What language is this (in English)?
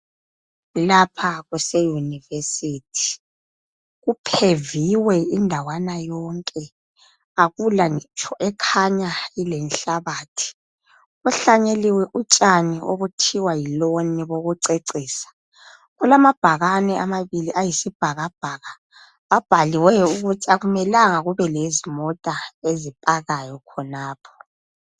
North Ndebele